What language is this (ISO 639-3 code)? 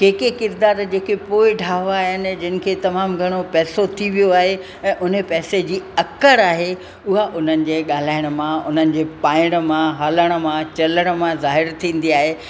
snd